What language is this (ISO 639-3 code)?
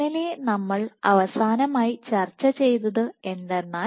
mal